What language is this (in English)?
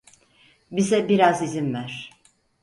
Turkish